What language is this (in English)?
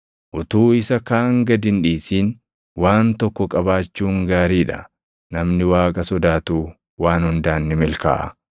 Oromo